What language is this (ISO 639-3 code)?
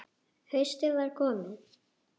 isl